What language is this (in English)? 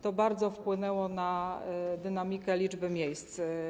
Polish